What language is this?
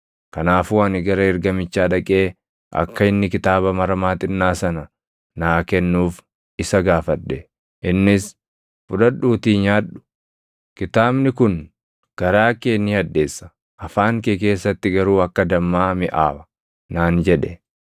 Oromo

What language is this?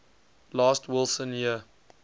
English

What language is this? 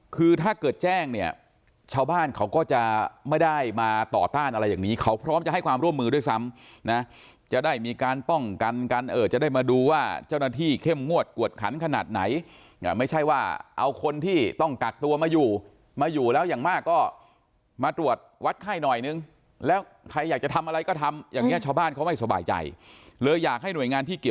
Thai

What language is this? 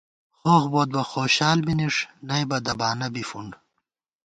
Gawar-Bati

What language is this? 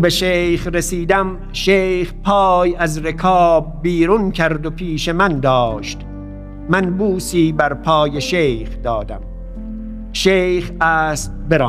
Persian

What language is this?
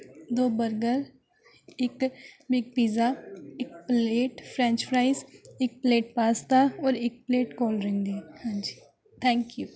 Punjabi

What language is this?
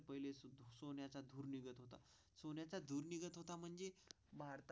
Marathi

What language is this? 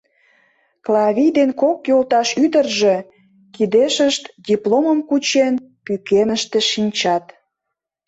Mari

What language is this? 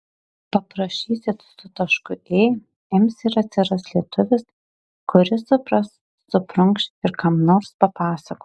Lithuanian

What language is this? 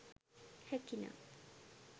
Sinhala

